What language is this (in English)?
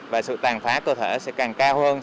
Vietnamese